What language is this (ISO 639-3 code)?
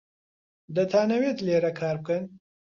ckb